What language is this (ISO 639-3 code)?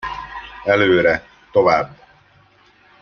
hun